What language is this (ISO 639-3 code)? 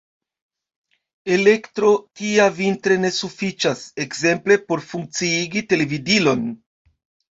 epo